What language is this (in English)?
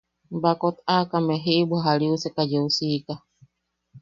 Yaqui